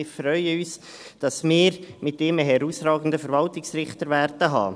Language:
Swiss German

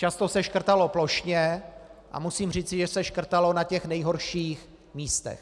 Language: Czech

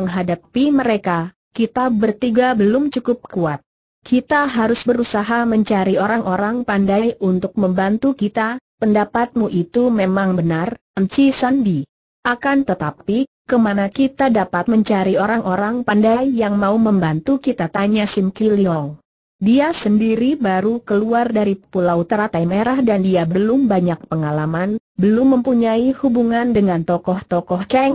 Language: Indonesian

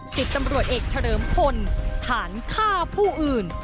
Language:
Thai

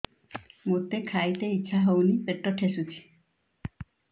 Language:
Odia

